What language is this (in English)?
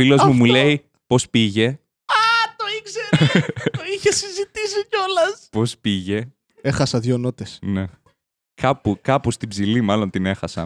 Greek